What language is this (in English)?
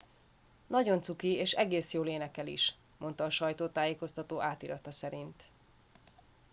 Hungarian